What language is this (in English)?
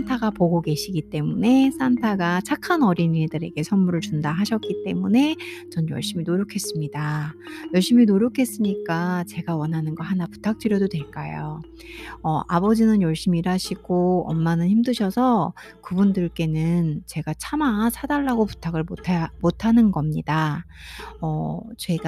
Korean